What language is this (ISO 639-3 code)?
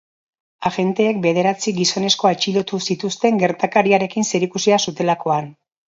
eus